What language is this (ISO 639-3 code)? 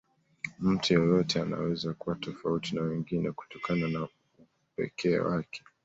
swa